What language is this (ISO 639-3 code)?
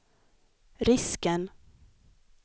swe